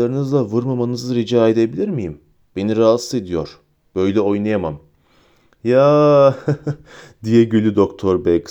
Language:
Turkish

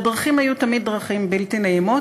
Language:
Hebrew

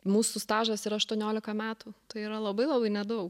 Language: Lithuanian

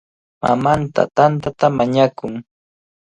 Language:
Cajatambo North Lima Quechua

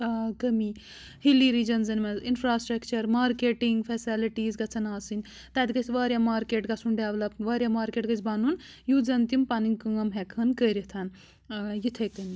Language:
Kashmiri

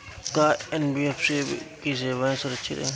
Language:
Bhojpuri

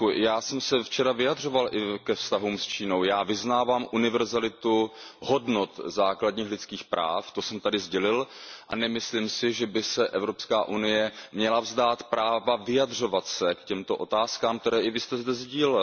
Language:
Czech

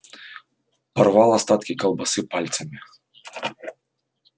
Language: Russian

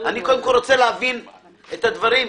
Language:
Hebrew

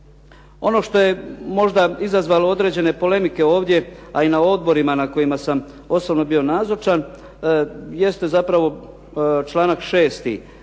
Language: Croatian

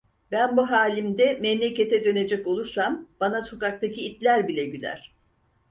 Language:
Turkish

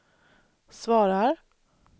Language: Swedish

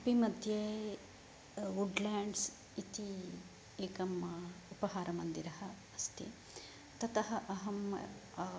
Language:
Sanskrit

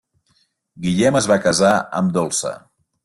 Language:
Catalan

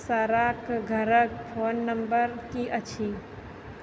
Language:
Maithili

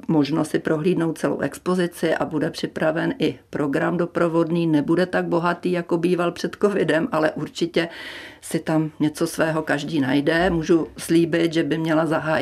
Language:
Czech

